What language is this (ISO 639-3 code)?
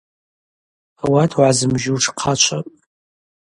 abq